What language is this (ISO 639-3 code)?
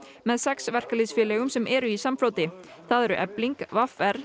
isl